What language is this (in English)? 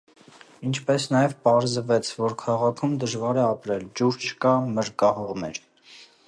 Armenian